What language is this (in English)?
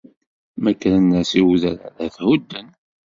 Kabyle